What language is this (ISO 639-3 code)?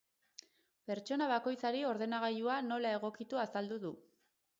eus